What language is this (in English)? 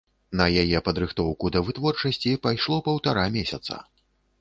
Belarusian